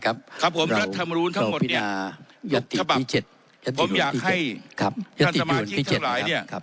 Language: Thai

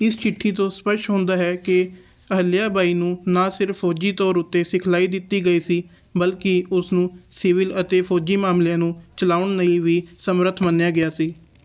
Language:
Punjabi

